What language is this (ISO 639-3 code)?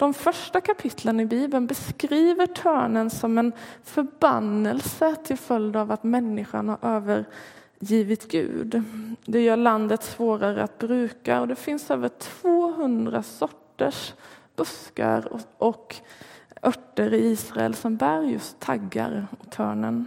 swe